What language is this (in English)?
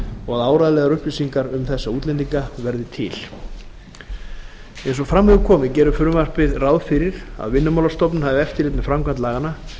Icelandic